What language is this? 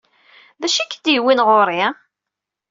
Kabyle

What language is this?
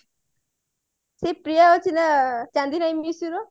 Odia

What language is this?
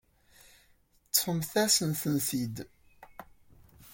Kabyle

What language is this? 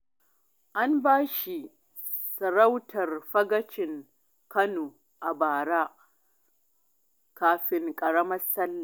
Hausa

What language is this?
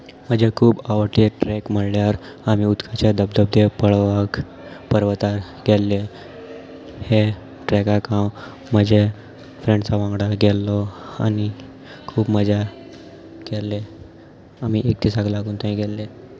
Konkani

